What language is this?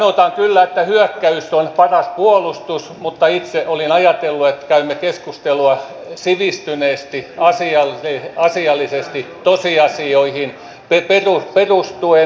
Finnish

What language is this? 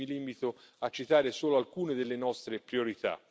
Italian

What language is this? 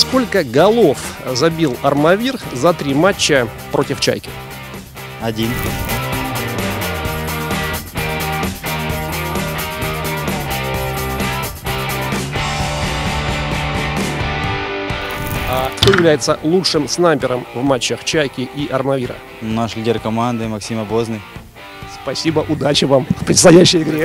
Russian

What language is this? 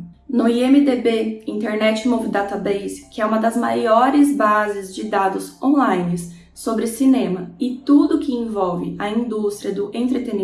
Portuguese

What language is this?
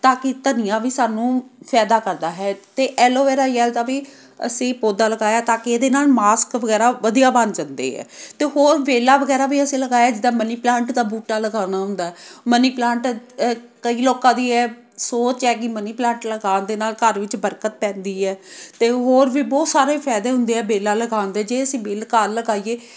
Punjabi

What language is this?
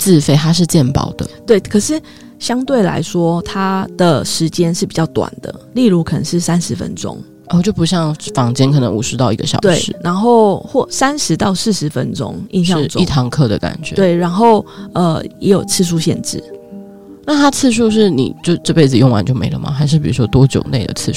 Chinese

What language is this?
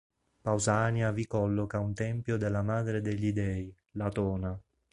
Italian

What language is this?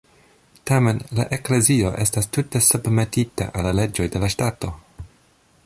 Esperanto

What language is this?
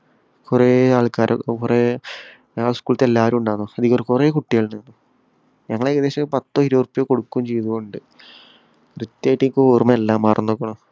Malayalam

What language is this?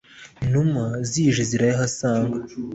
Kinyarwanda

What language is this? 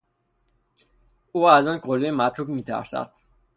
Persian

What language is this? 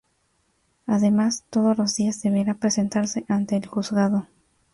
Spanish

